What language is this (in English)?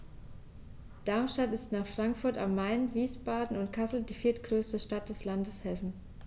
German